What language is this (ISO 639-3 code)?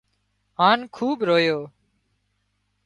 kxp